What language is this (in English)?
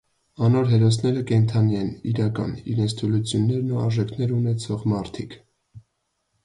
Armenian